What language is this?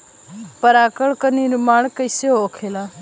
Bhojpuri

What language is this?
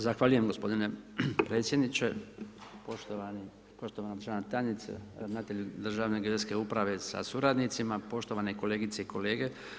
Croatian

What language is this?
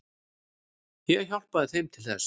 Icelandic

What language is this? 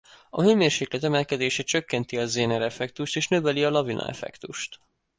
Hungarian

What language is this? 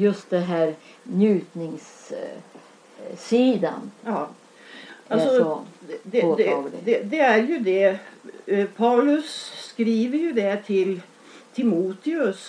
Swedish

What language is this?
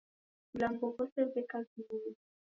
Taita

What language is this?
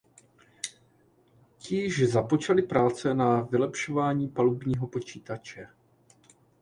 Czech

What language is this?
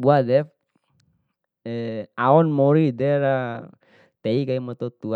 Bima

